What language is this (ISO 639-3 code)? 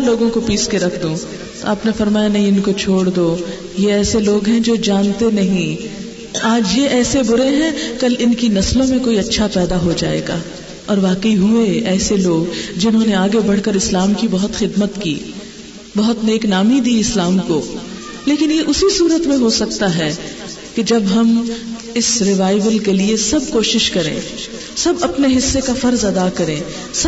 urd